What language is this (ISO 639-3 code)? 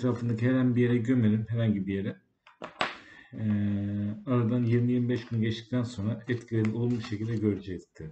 tur